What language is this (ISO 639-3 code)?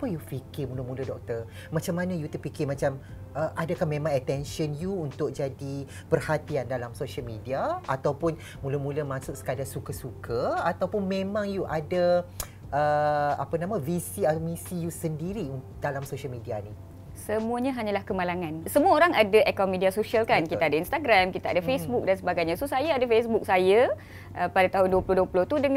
msa